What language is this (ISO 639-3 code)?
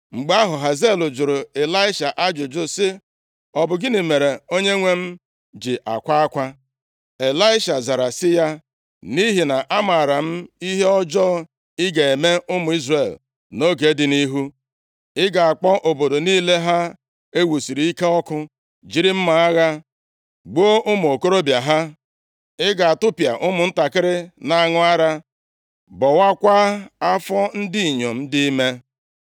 ibo